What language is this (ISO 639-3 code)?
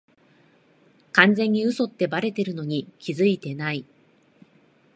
jpn